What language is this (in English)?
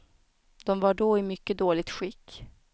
Swedish